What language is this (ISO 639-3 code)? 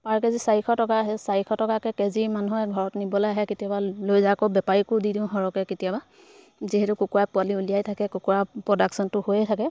asm